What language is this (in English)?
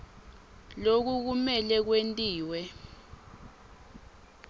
Swati